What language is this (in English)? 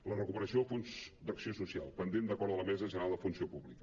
Catalan